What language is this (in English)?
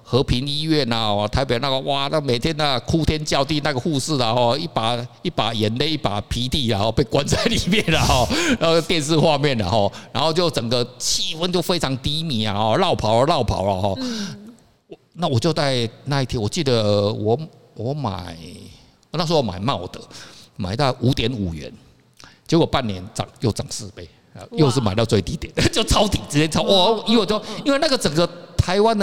Chinese